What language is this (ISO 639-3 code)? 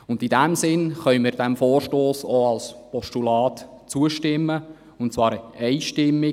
gsw